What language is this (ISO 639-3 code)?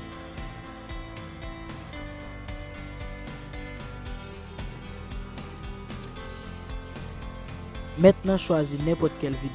fra